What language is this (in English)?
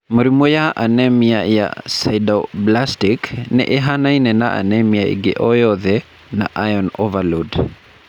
Kikuyu